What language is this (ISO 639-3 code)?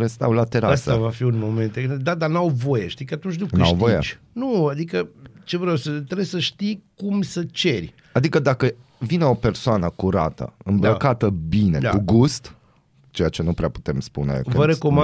ron